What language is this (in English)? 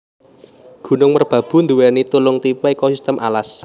Javanese